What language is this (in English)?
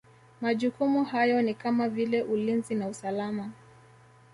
Swahili